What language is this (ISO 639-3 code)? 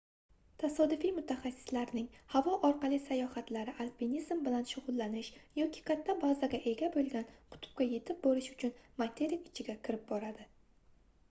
uzb